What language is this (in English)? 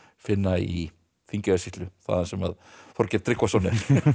Icelandic